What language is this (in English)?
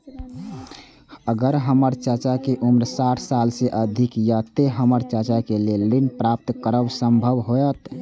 Maithili